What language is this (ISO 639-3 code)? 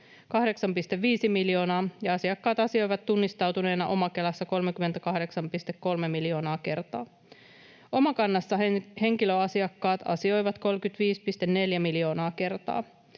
fin